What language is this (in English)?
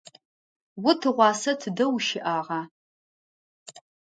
Adyghe